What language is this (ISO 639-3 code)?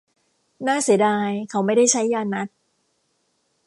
tha